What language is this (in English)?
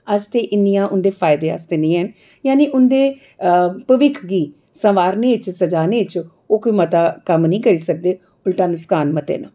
Dogri